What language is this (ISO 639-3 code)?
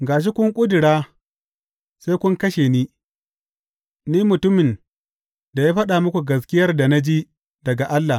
hau